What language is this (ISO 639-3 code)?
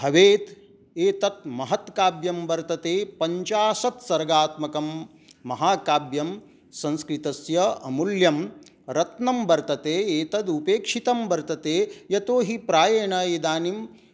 san